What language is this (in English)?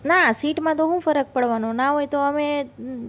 Gujarati